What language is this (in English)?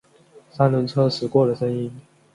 Chinese